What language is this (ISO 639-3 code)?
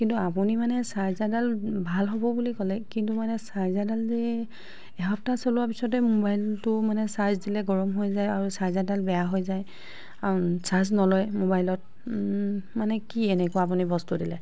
asm